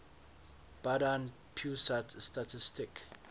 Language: English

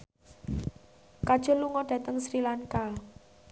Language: Javanese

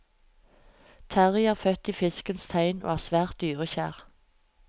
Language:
Norwegian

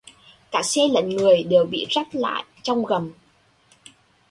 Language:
Vietnamese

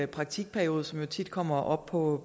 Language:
Danish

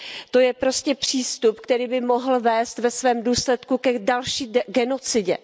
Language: Czech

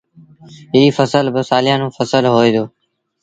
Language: Sindhi Bhil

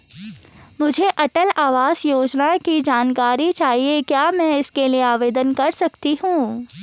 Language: Hindi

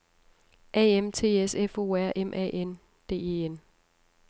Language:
Danish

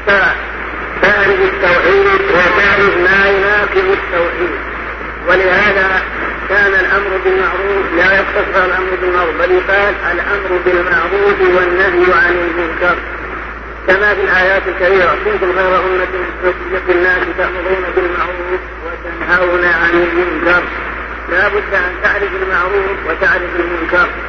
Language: Arabic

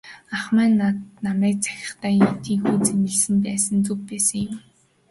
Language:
Mongolian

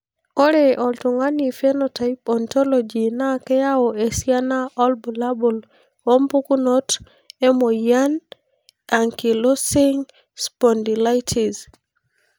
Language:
Masai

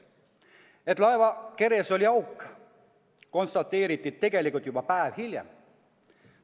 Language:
Estonian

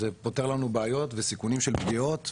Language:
Hebrew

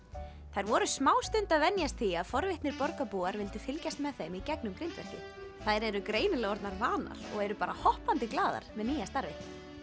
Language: Icelandic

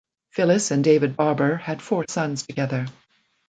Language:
English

